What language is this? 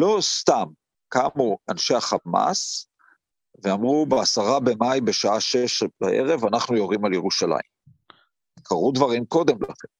Hebrew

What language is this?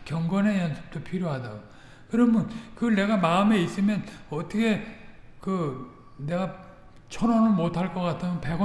Korean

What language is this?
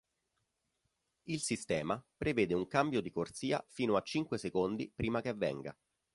Italian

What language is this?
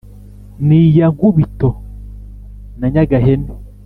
Kinyarwanda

